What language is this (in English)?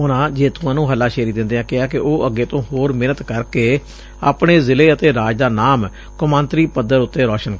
Punjabi